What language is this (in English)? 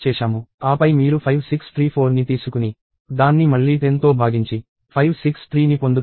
Telugu